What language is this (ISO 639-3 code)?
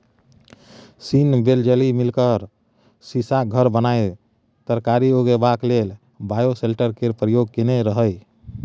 mai